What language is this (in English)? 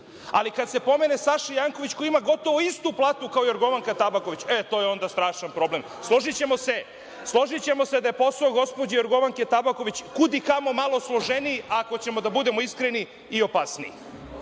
Serbian